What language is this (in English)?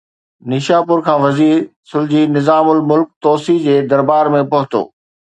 Sindhi